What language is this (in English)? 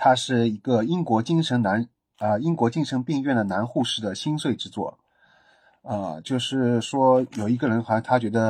Chinese